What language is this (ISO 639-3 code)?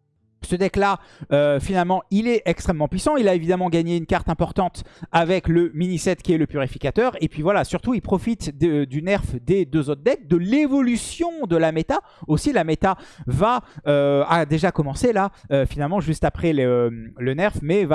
fra